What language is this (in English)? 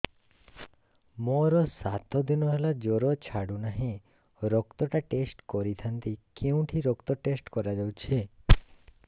Odia